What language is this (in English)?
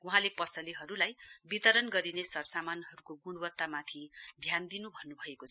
Nepali